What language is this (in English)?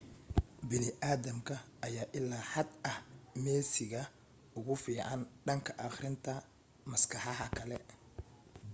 Somali